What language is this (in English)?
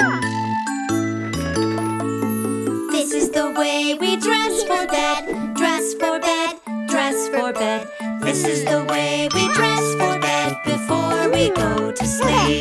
English